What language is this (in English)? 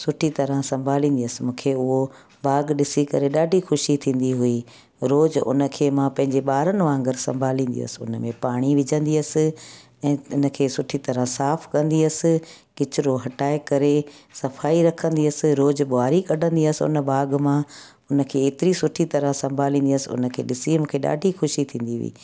Sindhi